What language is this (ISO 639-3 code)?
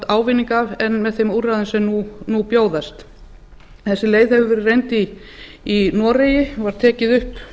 isl